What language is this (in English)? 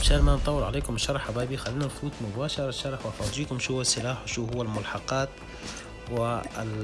Arabic